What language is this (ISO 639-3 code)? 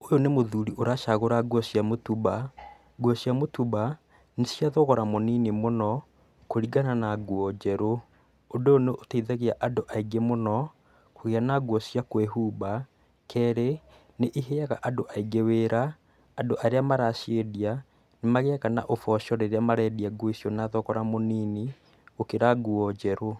kik